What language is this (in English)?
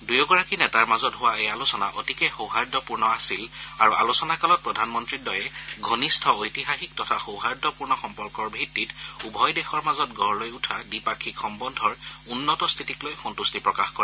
Assamese